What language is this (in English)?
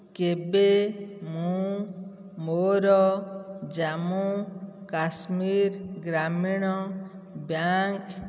Odia